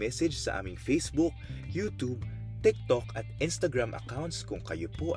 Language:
Filipino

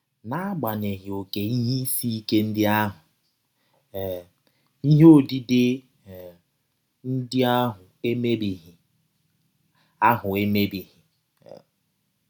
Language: Igbo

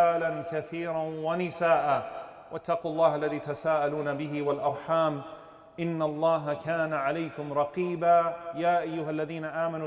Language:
Arabic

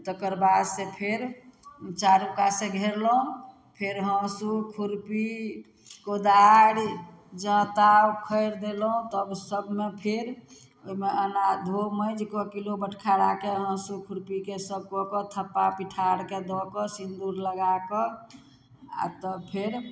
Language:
Maithili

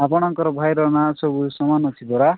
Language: Odia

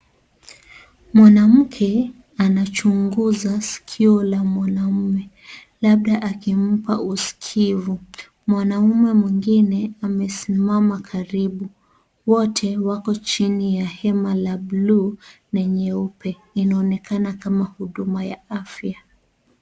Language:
Swahili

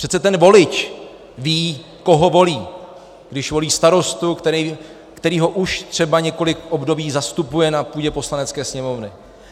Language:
Czech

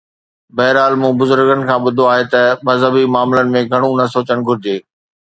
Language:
Sindhi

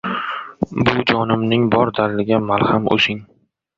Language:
Uzbek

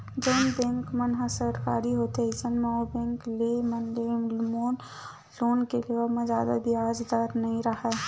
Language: Chhattisgarhi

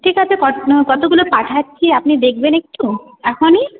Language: Bangla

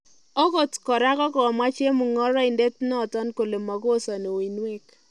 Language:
Kalenjin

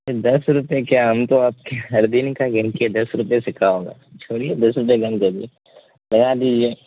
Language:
Urdu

